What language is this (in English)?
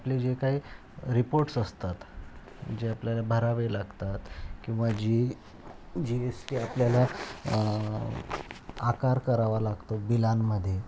Marathi